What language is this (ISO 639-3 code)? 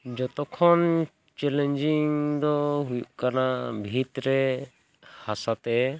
sat